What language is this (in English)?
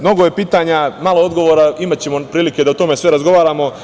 Serbian